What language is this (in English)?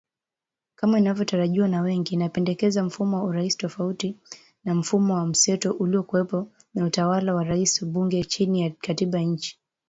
Swahili